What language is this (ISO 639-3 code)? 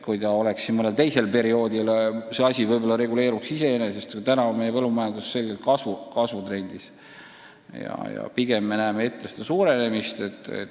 est